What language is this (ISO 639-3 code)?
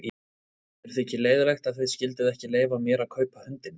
isl